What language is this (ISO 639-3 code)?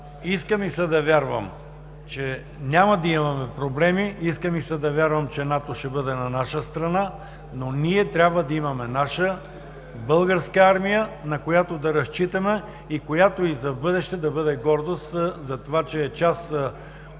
bul